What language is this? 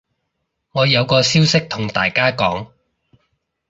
Cantonese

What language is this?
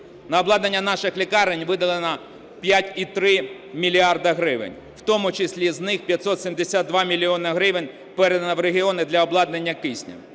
Ukrainian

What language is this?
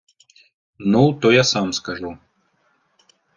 Ukrainian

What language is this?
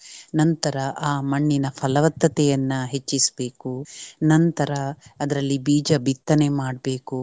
Kannada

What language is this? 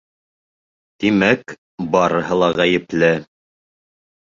Bashkir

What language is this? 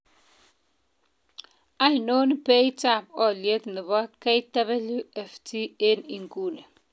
Kalenjin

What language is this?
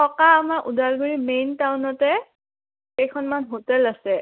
Assamese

